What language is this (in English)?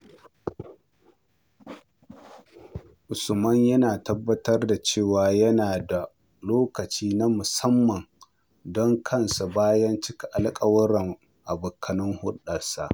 Hausa